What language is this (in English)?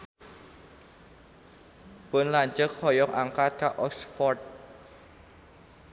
Sundanese